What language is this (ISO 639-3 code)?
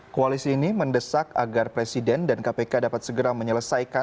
ind